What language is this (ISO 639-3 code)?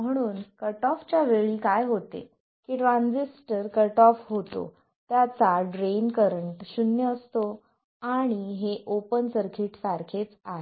mar